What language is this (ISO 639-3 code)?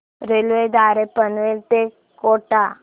mar